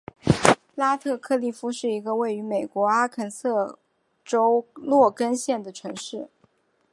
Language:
Chinese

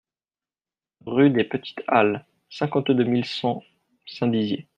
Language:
French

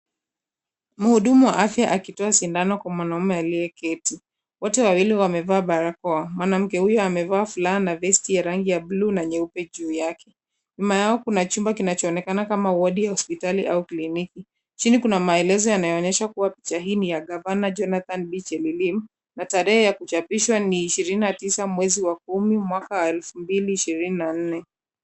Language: Swahili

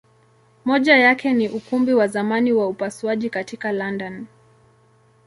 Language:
Swahili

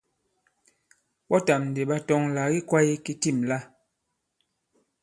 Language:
Bankon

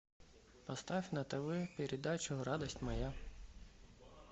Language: Russian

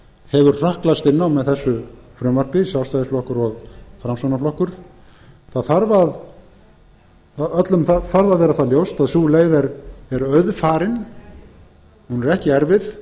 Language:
Icelandic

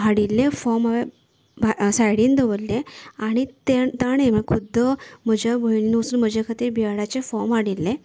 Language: Konkani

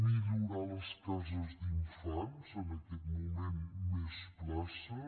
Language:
Catalan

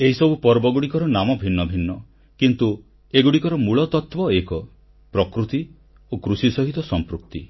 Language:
Odia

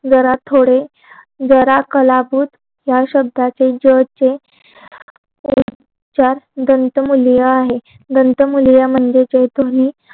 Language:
Marathi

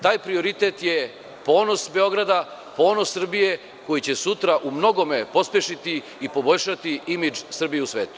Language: Serbian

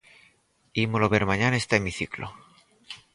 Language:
Galician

